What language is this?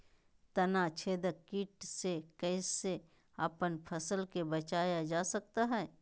Magahi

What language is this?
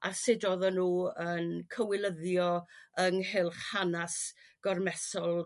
Welsh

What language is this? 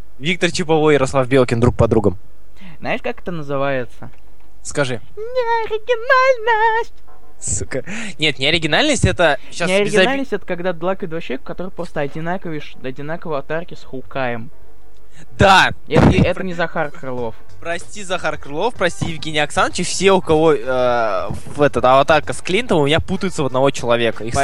Russian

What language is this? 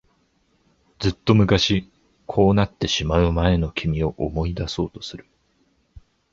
Japanese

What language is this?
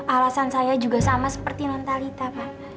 Indonesian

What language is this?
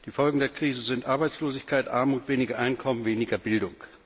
German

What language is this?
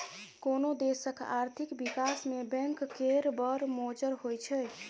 Maithili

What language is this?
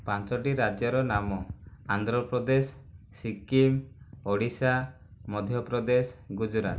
Odia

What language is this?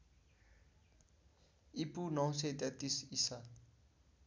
Nepali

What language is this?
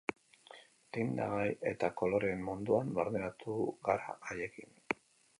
Basque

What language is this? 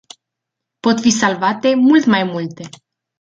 Romanian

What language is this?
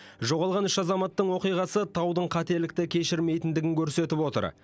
Kazakh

